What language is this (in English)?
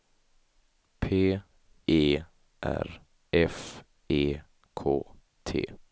Swedish